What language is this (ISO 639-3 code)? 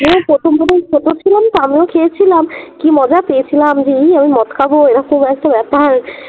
ben